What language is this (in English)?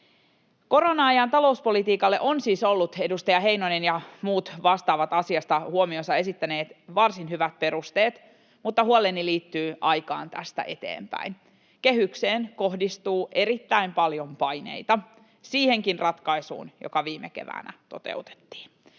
Finnish